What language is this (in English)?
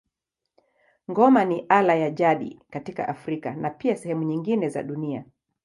Swahili